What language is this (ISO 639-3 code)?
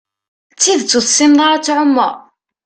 kab